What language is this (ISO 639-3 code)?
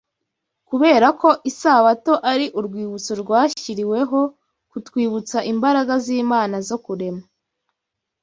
kin